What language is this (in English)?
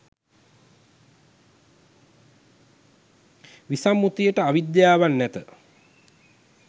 Sinhala